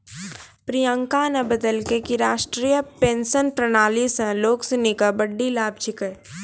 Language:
Maithili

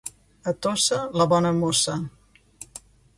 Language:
Catalan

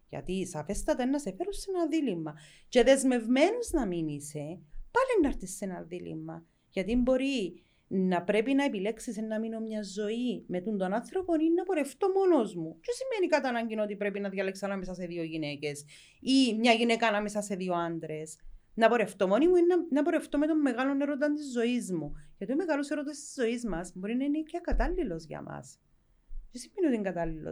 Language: Greek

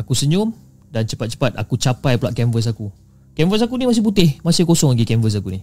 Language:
Malay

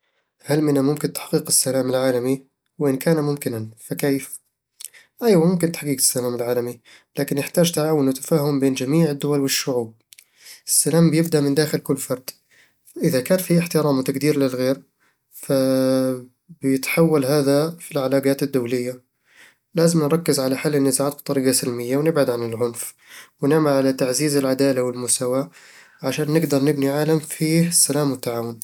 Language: Eastern Egyptian Bedawi Arabic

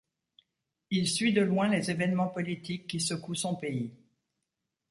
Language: French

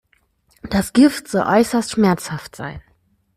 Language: German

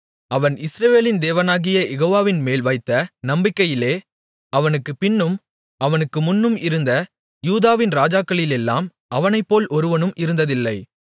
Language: Tamil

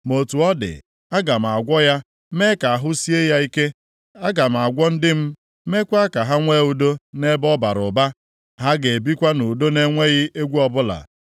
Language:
Igbo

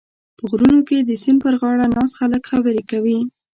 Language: Pashto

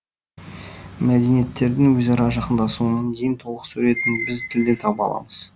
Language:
Kazakh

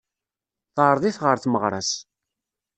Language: Kabyle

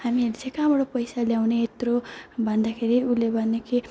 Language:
Nepali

